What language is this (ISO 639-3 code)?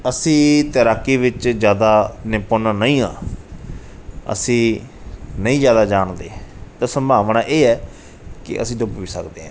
pan